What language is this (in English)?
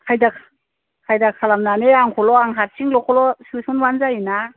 Bodo